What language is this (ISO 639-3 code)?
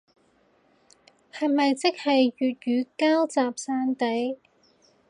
yue